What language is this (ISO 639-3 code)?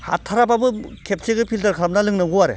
brx